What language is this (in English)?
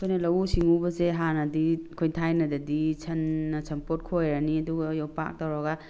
Manipuri